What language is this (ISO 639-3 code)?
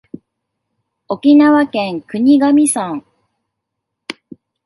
jpn